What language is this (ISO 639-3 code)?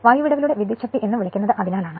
mal